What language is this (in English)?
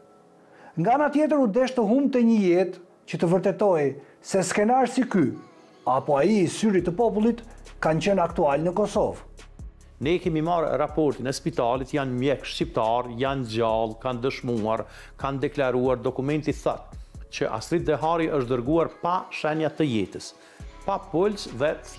Romanian